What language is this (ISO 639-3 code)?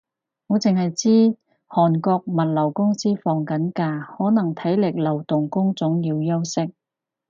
yue